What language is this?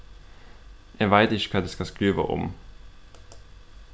Faroese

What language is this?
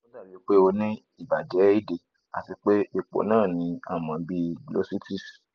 Yoruba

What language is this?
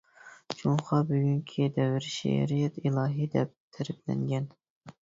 Uyghur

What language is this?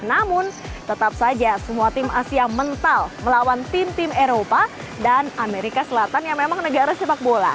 Indonesian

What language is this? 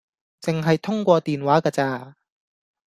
Cantonese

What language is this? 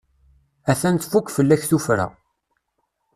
Kabyle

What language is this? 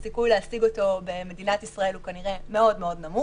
Hebrew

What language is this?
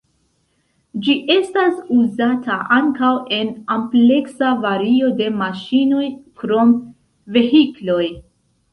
Esperanto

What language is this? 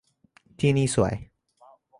Thai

